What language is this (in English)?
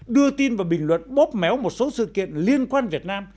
Vietnamese